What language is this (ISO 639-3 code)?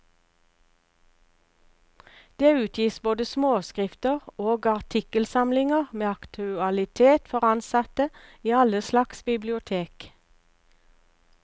nor